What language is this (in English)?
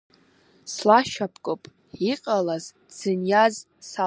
Abkhazian